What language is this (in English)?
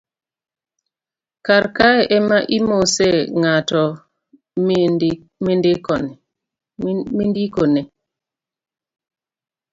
Luo (Kenya and Tanzania)